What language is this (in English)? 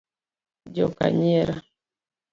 Luo (Kenya and Tanzania)